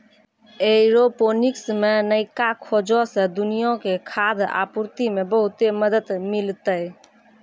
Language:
Maithili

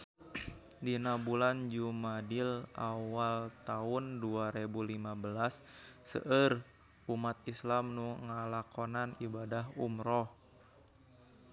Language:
Sundanese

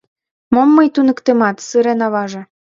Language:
Mari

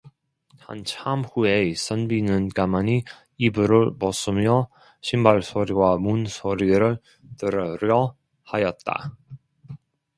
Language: Korean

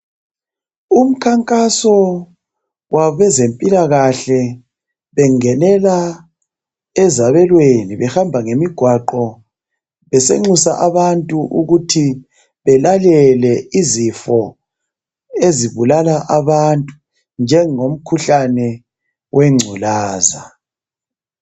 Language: North Ndebele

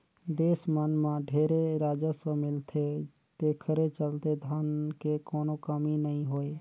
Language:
Chhattisgarhi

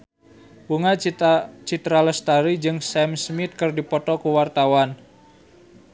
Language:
Sundanese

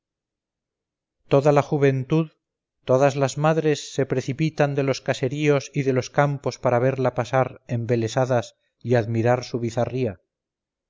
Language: Spanish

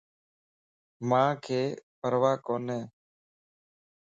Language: Lasi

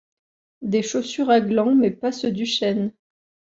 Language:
French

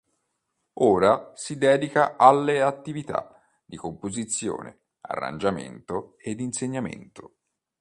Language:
Italian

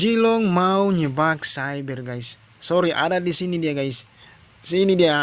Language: Indonesian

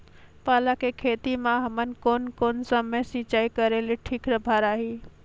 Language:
Chhattisgarhi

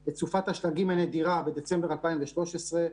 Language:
Hebrew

